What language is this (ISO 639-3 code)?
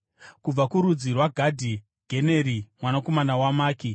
sna